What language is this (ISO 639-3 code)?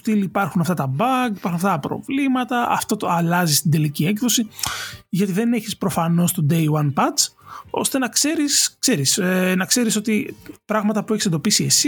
ell